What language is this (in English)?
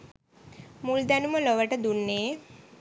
Sinhala